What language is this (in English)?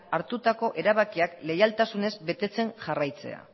Basque